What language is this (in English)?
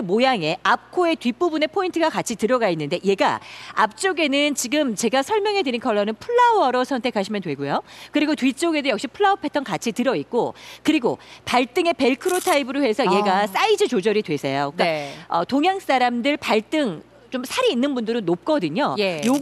Korean